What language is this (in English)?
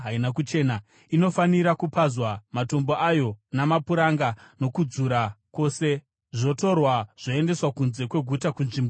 Shona